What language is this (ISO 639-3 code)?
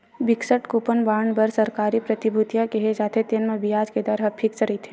hne